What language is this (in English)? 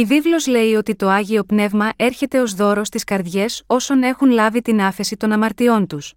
Greek